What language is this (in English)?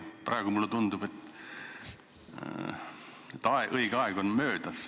Estonian